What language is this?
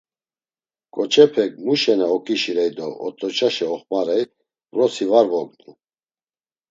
Laz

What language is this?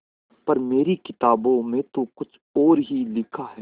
Hindi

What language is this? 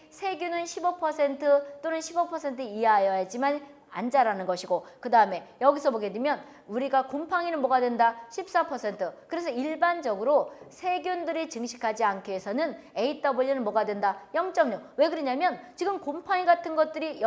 Korean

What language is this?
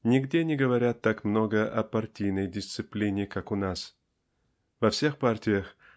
Russian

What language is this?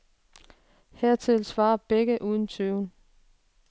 Danish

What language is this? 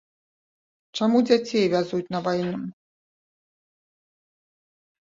Belarusian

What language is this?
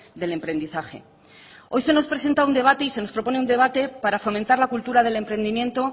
Spanish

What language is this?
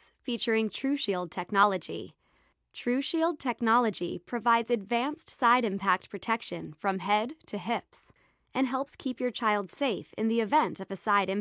English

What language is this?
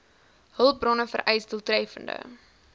Afrikaans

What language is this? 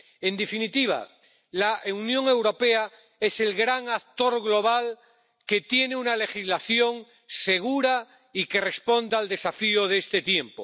Spanish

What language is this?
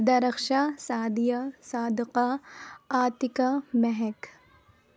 Urdu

